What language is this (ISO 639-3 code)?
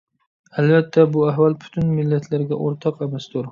uig